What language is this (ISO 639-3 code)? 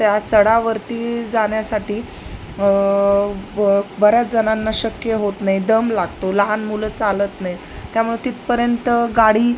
mar